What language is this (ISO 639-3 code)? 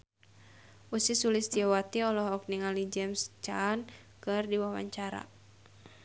sun